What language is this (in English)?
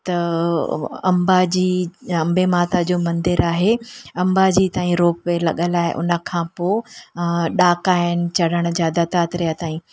Sindhi